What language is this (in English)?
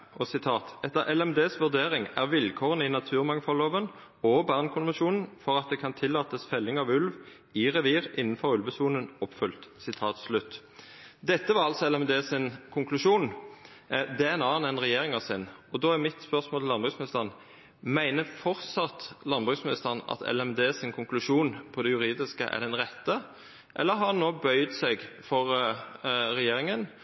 Norwegian Nynorsk